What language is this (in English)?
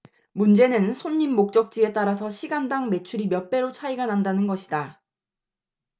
Korean